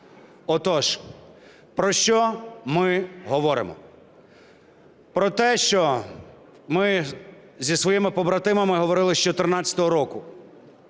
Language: Ukrainian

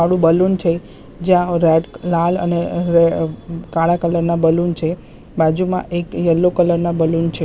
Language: Gujarati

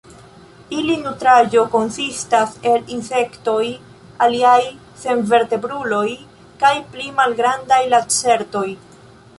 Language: Esperanto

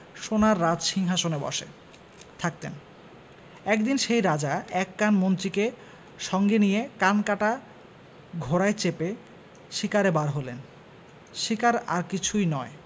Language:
Bangla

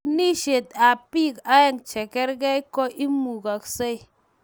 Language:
Kalenjin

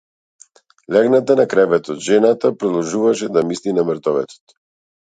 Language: Macedonian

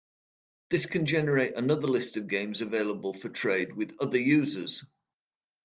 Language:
English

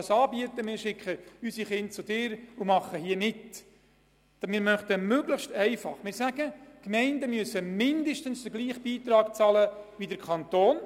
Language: Swiss German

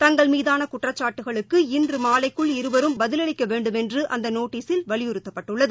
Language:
Tamil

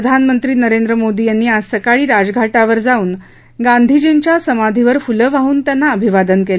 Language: Marathi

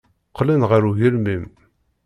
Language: Kabyle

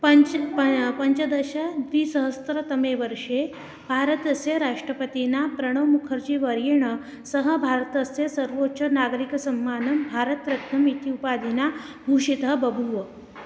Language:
Sanskrit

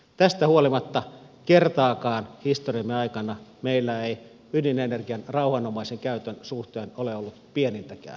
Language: Finnish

